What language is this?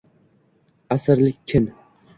Uzbek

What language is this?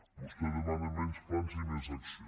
Catalan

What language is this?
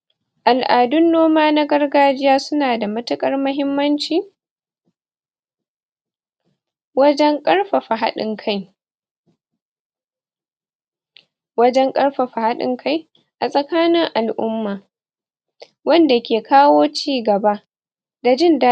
Hausa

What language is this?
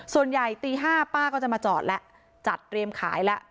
Thai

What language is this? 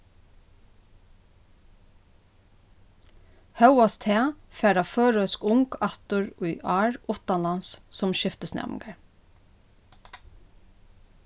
Faroese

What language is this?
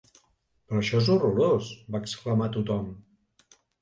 Catalan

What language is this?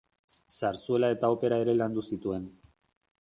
Basque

